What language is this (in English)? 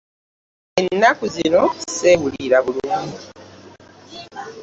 Ganda